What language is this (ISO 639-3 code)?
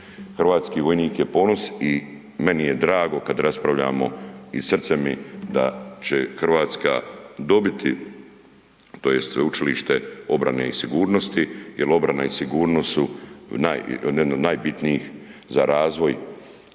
hrv